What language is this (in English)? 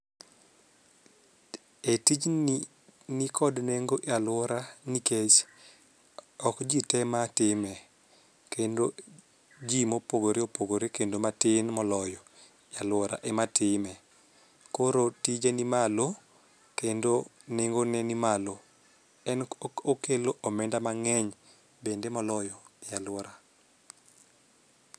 Luo (Kenya and Tanzania)